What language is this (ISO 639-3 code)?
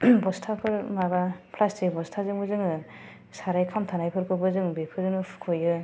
brx